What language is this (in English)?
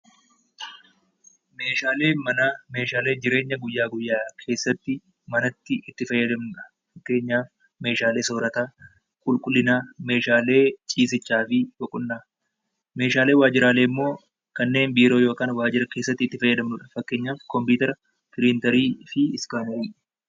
Oromo